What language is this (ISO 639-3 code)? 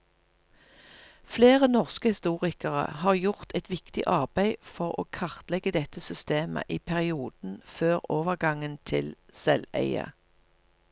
nor